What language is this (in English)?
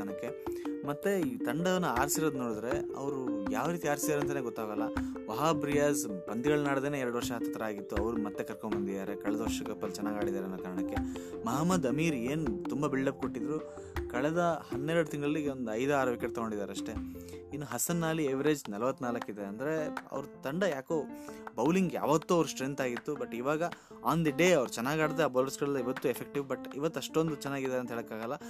Kannada